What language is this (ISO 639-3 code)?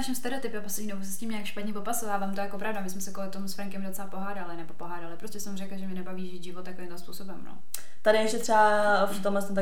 ces